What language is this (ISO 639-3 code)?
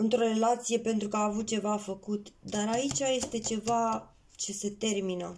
ron